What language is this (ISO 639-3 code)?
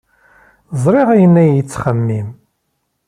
kab